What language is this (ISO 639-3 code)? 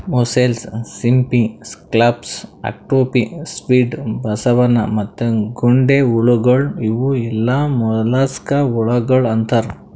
kan